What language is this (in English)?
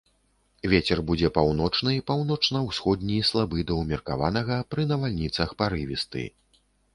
Belarusian